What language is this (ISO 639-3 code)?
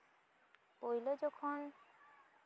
sat